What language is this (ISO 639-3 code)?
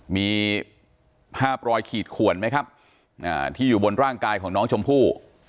tha